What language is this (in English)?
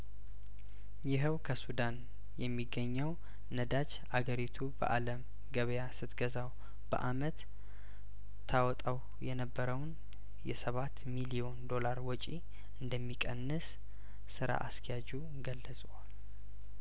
Amharic